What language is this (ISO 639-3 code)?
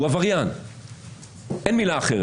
heb